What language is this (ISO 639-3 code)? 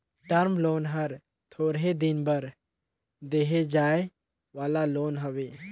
hne